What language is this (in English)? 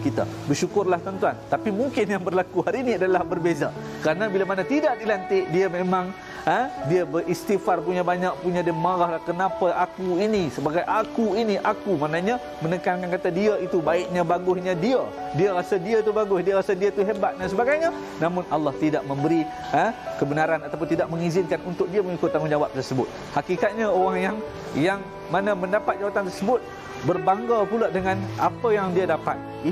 Malay